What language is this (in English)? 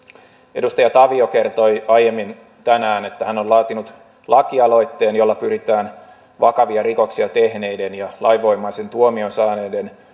Finnish